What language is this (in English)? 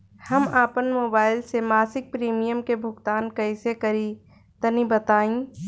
Bhojpuri